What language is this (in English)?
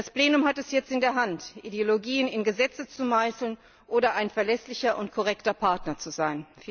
German